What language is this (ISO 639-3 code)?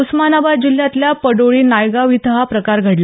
mar